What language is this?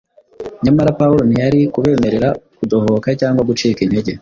Kinyarwanda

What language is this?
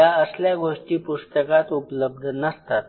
Marathi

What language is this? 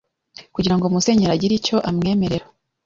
Kinyarwanda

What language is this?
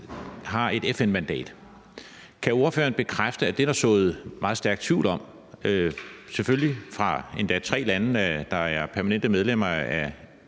Danish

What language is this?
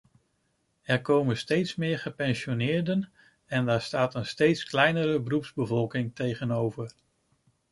Dutch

